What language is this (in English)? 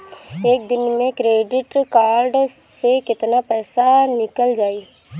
Bhojpuri